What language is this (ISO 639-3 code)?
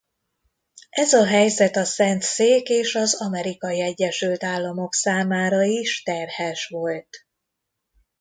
hun